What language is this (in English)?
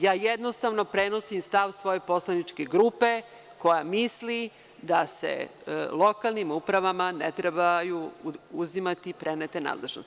Serbian